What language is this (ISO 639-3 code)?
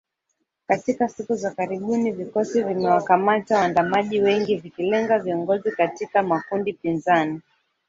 swa